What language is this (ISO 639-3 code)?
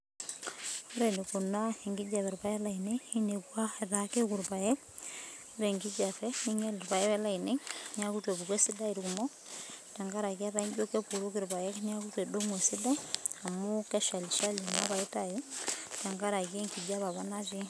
mas